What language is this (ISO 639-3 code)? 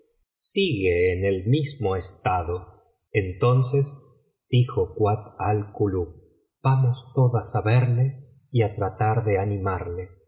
spa